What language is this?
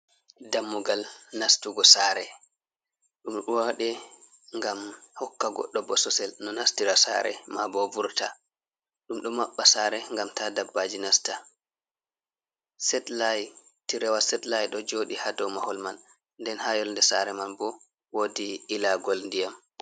Fula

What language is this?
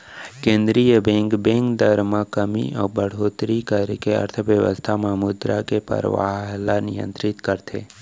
Chhattisgarhi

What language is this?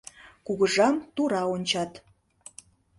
Mari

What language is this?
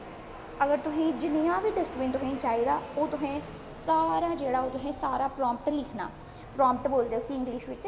Dogri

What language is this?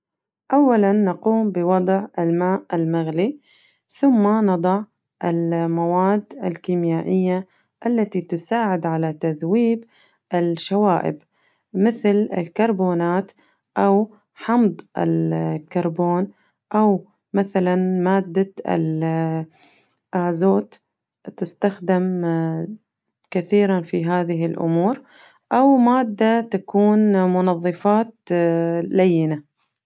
Najdi Arabic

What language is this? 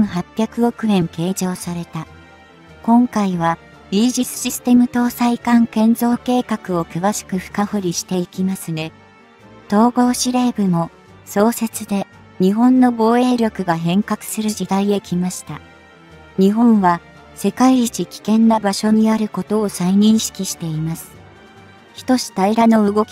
Japanese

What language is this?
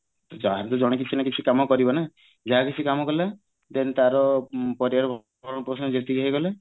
Odia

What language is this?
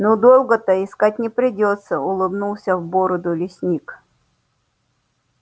Russian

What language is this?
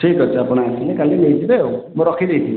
Odia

